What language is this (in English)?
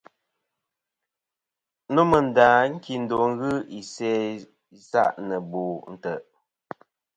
Kom